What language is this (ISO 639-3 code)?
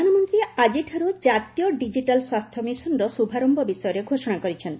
ori